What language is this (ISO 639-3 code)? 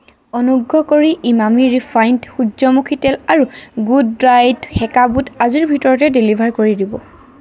asm